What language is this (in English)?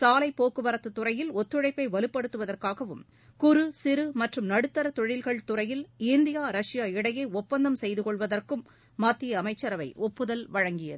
Tamil